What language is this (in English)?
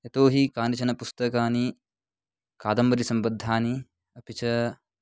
Sanskrit